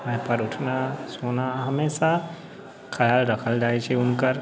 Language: Maithili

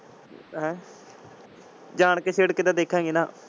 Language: Punjabi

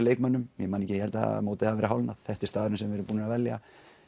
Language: Icelandic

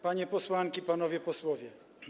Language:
Polish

